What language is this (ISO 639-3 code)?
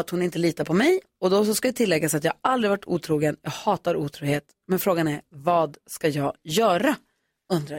swe